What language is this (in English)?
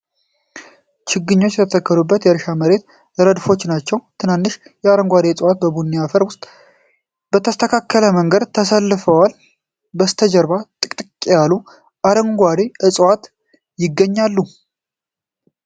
Amharic